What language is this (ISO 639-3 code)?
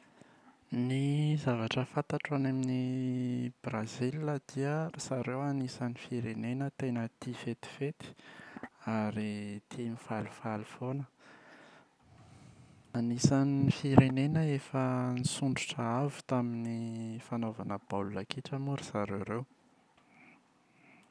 mlg